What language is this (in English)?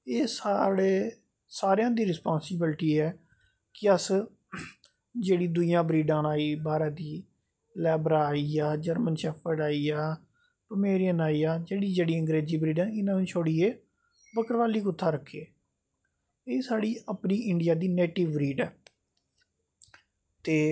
Dogri